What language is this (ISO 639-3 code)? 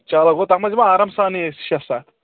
kas